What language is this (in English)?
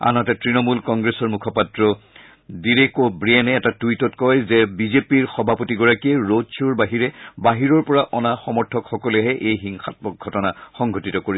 Assamese